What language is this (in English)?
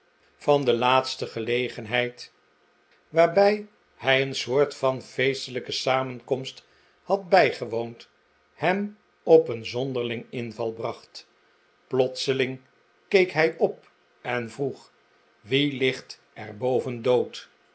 Dutch